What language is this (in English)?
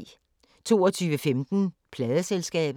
Danish